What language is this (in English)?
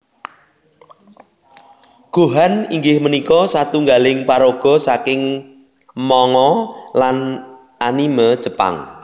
Javanese